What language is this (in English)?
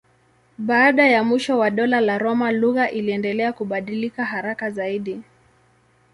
Swahili